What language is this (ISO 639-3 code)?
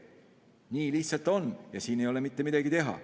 est